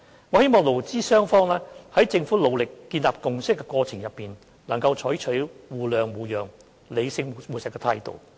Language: Cantonese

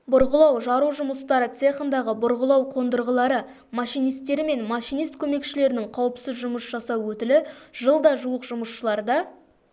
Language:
Kazakh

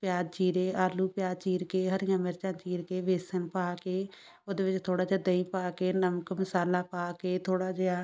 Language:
Punjabi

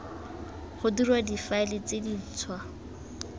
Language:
Tswana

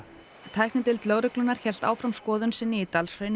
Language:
Icelandic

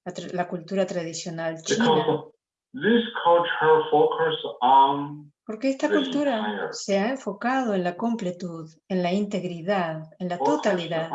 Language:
Spanish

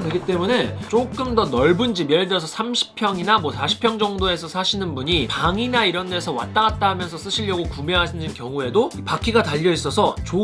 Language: Korean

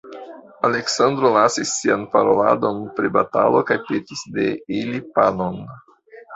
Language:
Esperanto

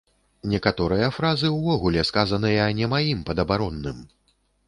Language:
Belarusian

